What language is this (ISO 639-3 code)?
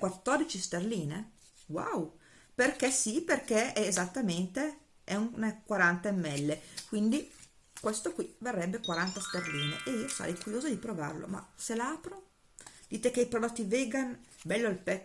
ita